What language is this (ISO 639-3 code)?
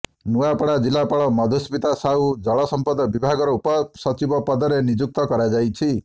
ori